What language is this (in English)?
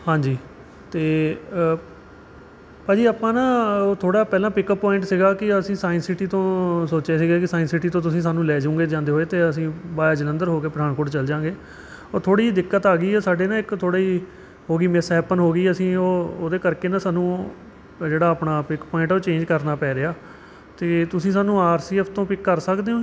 Punjabi